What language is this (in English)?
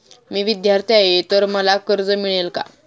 Marathi